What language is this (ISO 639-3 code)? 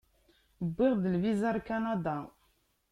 kab